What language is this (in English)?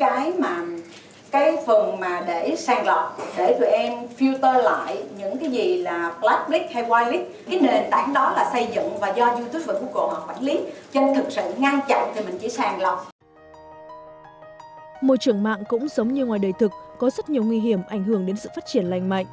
Vietnamese